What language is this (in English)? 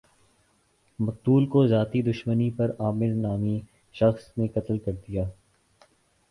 Urdu